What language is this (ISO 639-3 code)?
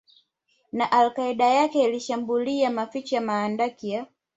swa